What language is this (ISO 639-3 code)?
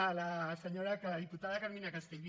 cat